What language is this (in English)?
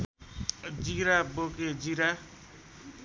Nepali